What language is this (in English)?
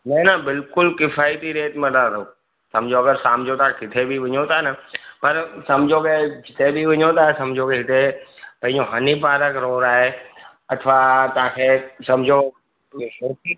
Sindhi